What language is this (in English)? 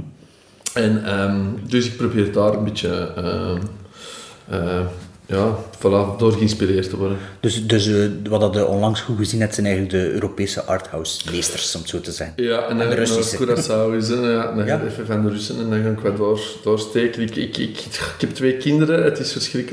Dutch